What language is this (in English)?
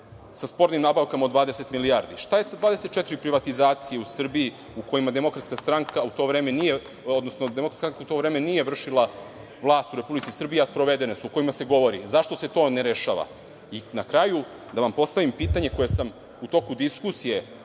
Serbian